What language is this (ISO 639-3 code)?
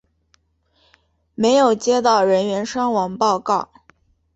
zho